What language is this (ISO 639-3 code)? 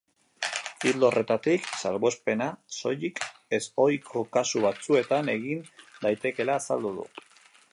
eus